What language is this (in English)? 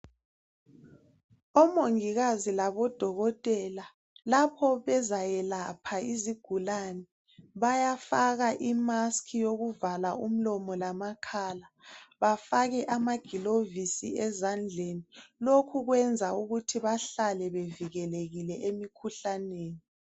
North Ndebele